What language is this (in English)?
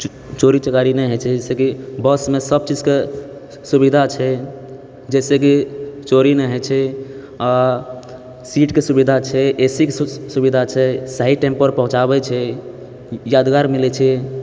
Maithili